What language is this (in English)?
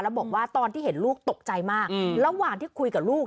Thai